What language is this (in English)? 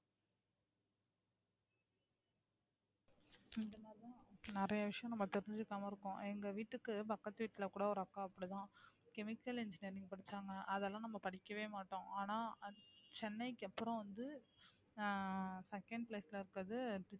Tamil